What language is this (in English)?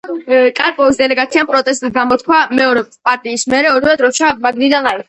Georgian